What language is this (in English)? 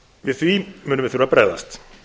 Icelandic